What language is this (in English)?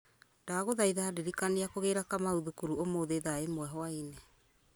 Kikuyu